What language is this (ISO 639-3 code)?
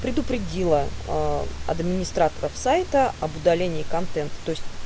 rus